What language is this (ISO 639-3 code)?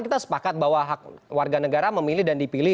ind